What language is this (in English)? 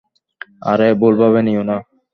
Bangla